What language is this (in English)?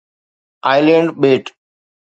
Sindhi